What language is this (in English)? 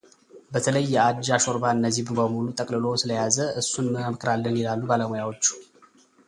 Amharic